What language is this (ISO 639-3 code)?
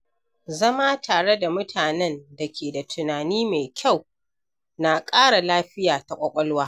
hau